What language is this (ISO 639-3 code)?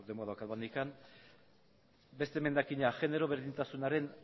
eus